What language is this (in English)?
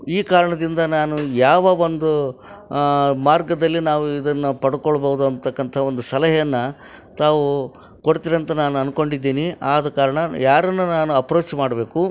Kannada